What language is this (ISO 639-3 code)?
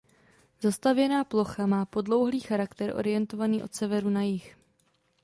ces